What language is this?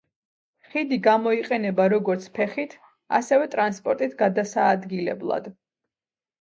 Georgian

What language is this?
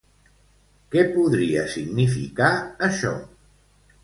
Catalan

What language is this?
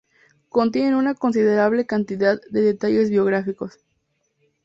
Spanish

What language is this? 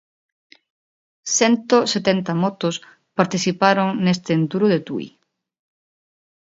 Galician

